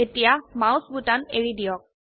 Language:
Assamese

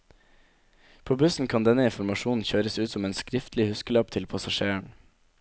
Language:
Norwegian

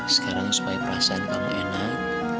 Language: Indonesian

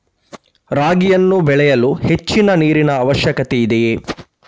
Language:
Kannada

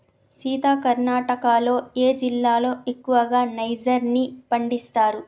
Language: Telugu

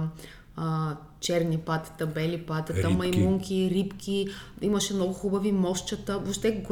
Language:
Bulgarian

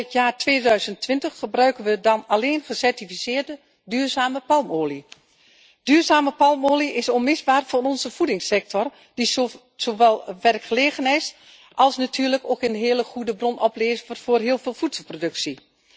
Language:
Dutch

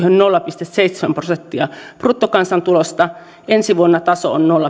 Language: Finnish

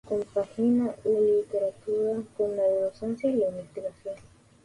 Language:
Spanish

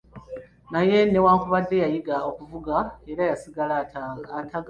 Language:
Ganda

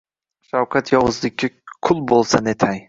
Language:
Uzbek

